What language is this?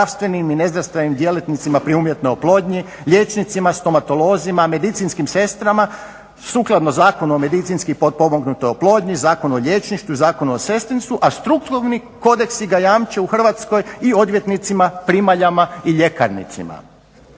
Croatian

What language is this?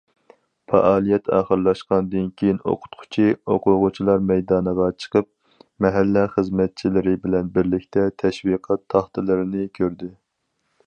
Uyghur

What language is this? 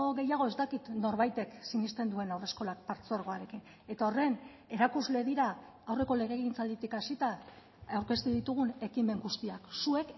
Basque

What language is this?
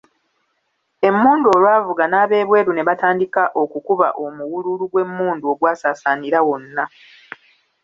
Ganda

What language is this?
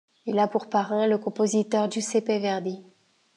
French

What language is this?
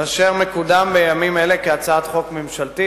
Hebrew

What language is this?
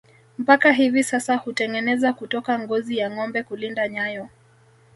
Swahili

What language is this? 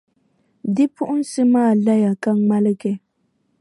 Dagbani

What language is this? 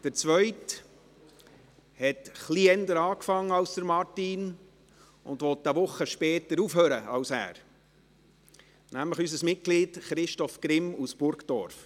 Swiss German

